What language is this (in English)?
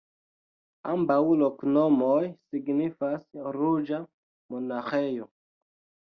Esperanto